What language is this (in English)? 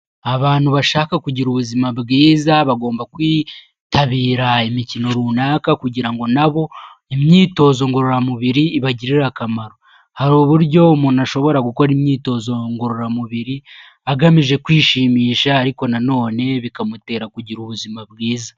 Kinyarwanda